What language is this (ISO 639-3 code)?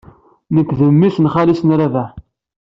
kab